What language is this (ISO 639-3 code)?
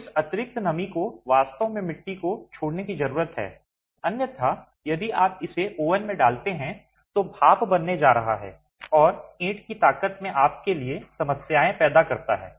hin